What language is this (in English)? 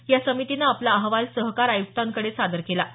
Marathi